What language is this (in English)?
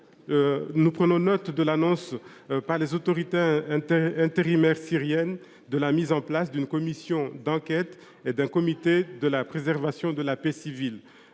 French